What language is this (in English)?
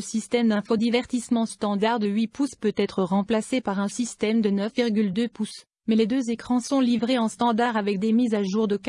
French